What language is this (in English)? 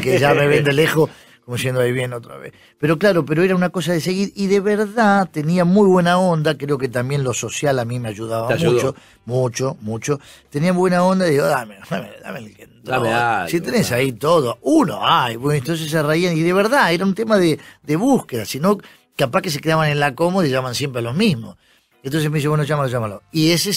Spanish